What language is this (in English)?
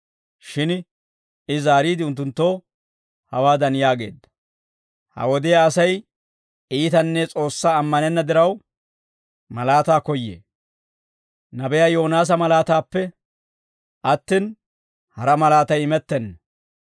Dawro